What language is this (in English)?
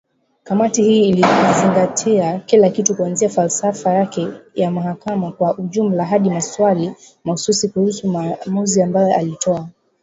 Swahili